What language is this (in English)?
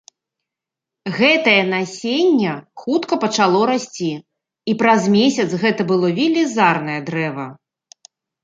Belarusian